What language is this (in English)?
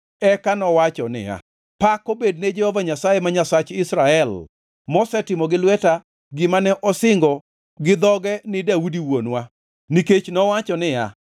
Luo (Kenya and Tanzania)